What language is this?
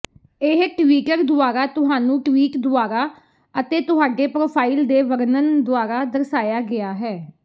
Punjabi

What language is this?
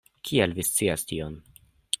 Esperanto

